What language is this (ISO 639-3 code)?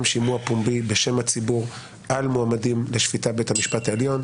heb